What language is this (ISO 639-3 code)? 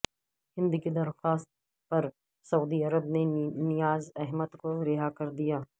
urd